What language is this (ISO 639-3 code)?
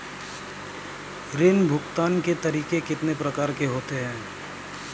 hin